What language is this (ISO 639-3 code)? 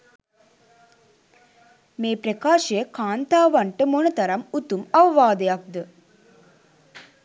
sin